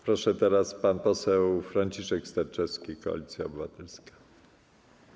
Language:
Polish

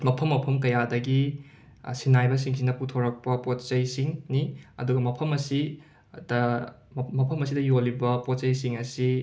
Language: Manipuri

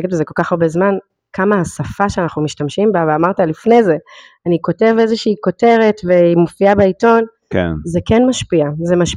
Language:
Hebrew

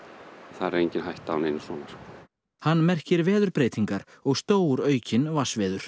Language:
Icelandic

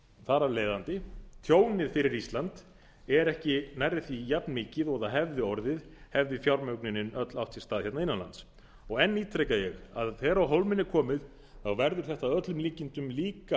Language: Icelandic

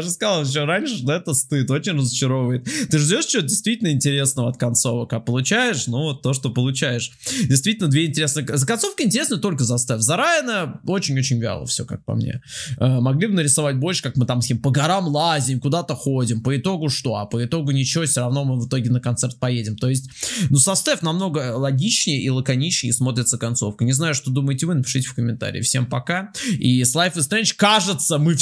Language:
Russian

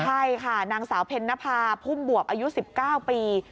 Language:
Thai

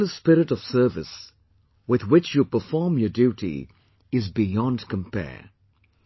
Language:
English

